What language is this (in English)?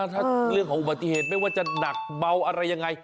Thai